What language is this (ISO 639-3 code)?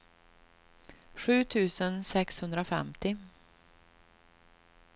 swe